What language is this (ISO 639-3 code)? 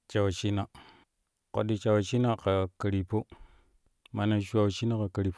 kuh